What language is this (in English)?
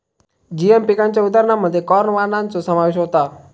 Marathi